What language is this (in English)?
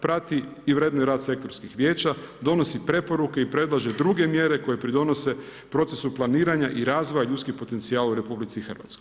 Croatian